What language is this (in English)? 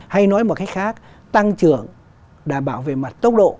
Vietnamese